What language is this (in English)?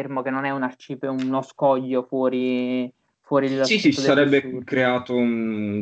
Italian